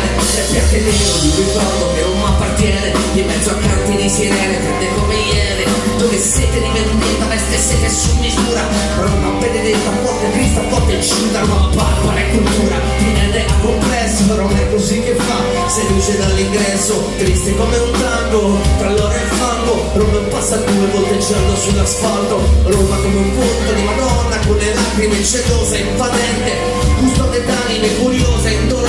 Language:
Italian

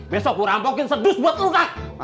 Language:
Indonesian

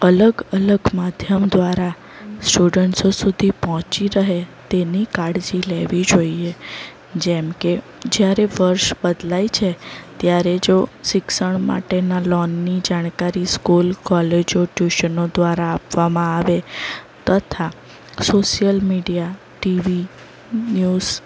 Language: Gujarati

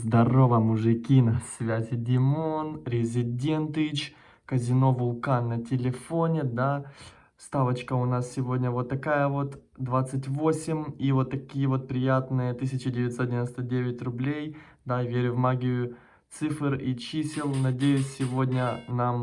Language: Russian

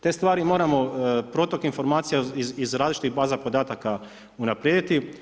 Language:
Croatian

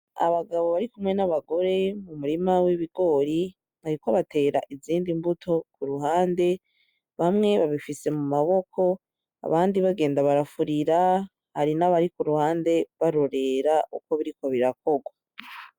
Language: Rundi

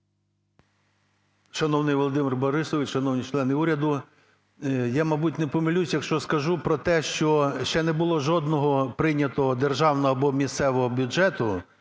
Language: Ukrainian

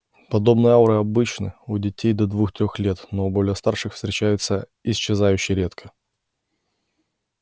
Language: Russian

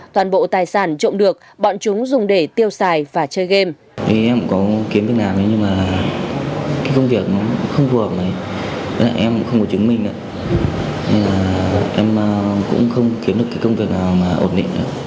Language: Vietnamese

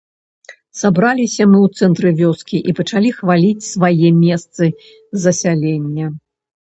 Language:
Belarusian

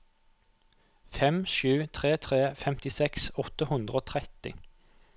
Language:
Norwegian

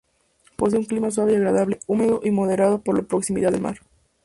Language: Spanish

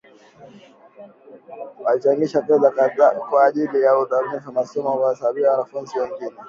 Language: Swahili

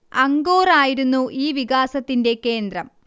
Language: Malayalam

